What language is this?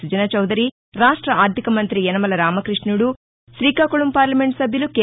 Telugu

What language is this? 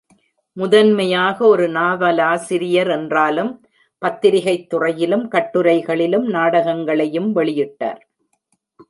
Tamil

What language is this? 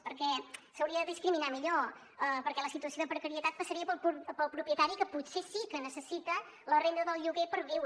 Catalan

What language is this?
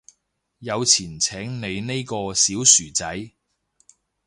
Cantonese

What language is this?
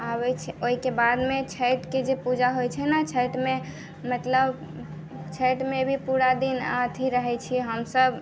Maithili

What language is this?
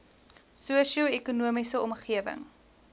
Afrikaans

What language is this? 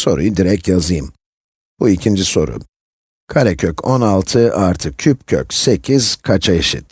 Turkish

